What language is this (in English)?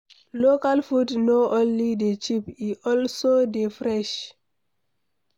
Nigerian Pidgin